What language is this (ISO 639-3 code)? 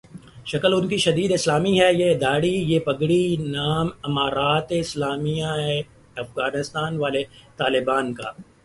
urd